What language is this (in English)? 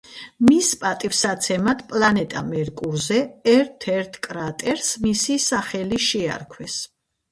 Georgian